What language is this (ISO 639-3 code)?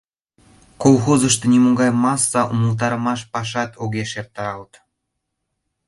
chm